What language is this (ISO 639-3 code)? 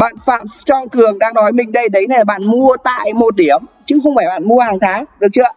vie